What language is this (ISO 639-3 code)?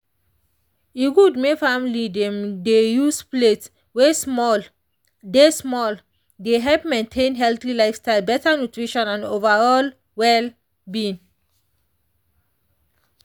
pcm